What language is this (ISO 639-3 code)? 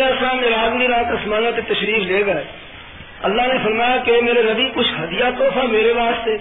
urd